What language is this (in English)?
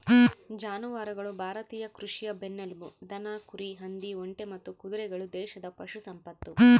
Kannada